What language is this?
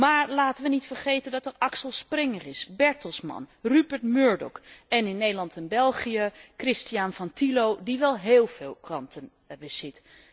Dutch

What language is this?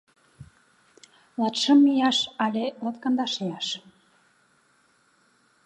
Mari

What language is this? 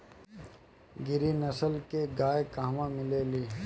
Bhojpuri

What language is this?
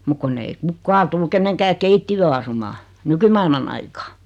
Finnish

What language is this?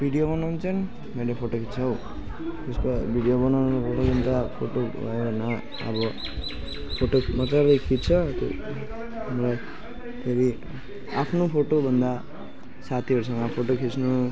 Nepali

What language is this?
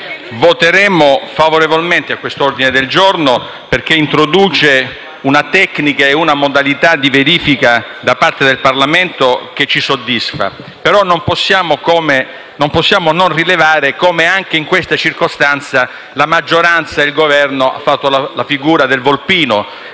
Italian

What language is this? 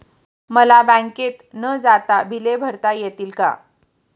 Marathi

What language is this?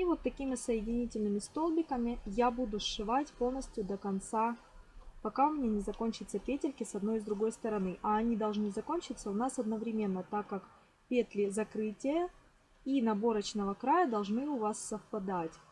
Russian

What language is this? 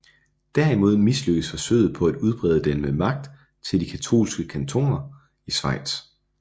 Danish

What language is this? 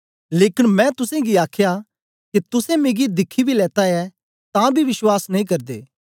Dogri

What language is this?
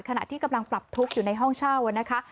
Thai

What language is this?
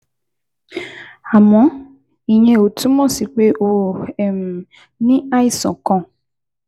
Yoruba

